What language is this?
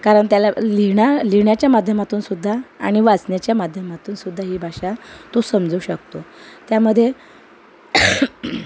Marathi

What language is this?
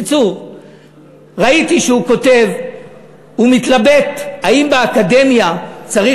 Hebrew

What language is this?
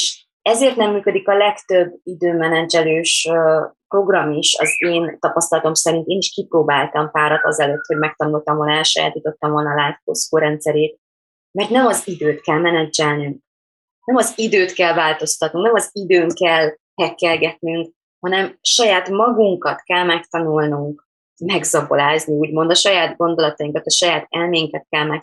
Hungarian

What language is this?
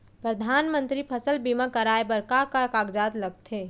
Chhattisgarhi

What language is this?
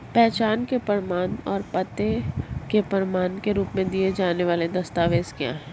Hindi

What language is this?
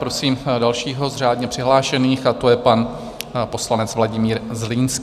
Czech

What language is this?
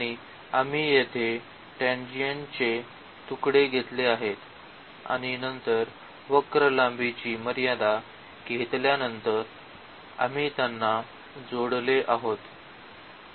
Marathi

